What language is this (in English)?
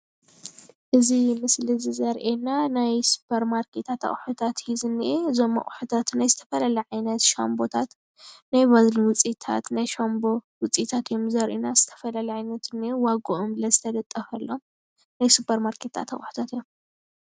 Tigrinya